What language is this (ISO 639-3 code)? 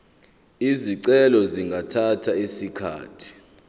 zul